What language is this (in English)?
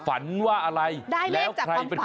Thai